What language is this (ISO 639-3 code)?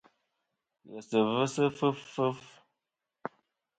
bkm